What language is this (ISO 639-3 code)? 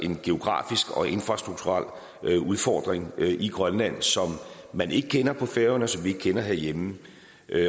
dan